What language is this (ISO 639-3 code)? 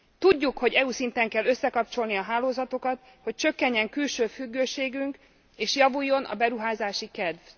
hun